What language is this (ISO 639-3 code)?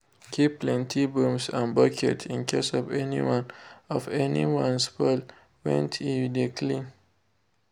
pcm